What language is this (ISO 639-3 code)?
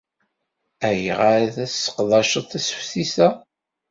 kab